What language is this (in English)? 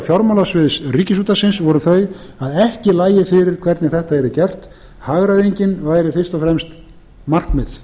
Icelandic